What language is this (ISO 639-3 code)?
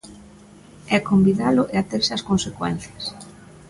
glg